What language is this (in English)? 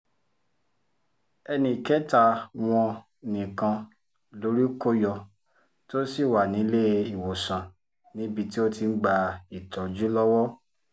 Yoruba